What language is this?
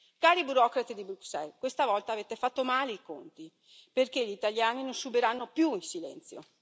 Italian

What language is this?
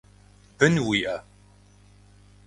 Kabardian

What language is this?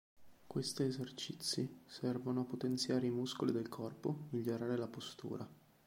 Italian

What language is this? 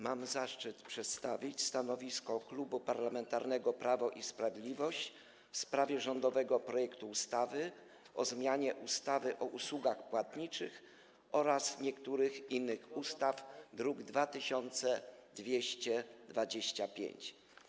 Polish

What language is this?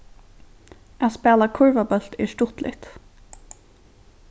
Faroese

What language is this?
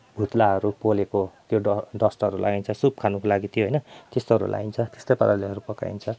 Nepali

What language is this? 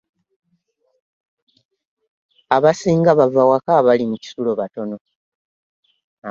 Ganda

